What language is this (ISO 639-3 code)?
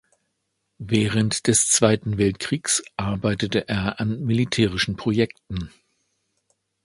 deu